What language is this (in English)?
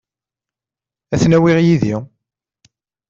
Kabyle